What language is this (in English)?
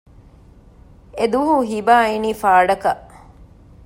Divehi